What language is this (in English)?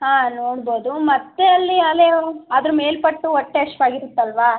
Kannada